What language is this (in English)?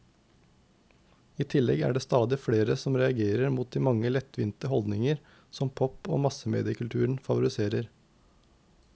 Norwegian